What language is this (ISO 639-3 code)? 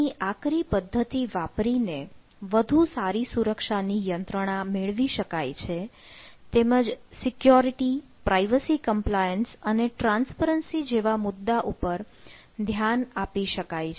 guj